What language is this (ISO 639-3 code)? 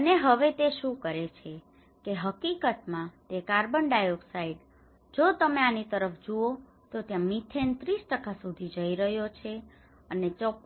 guj